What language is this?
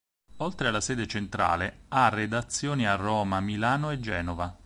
Italian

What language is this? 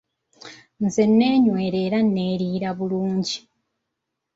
Ganda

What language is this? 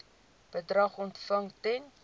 Afrikaans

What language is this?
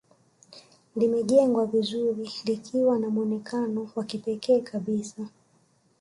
Swahili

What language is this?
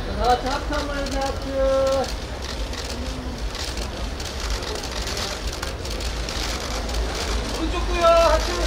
Korean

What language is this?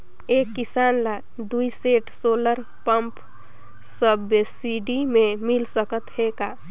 Chhattisgarhi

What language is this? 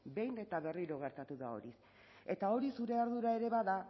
Basque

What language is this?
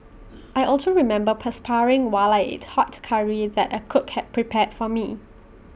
English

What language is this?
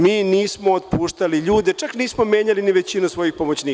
Serbian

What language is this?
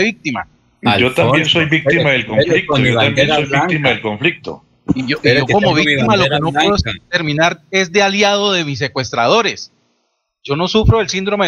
Spanish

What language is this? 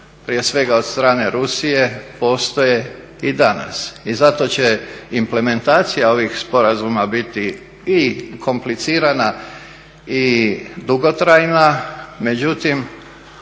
Croatian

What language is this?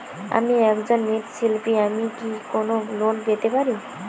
Bangla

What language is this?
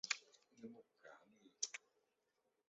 Chinese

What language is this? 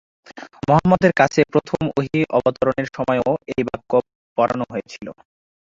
Bangla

